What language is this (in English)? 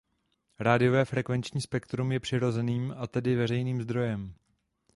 Czech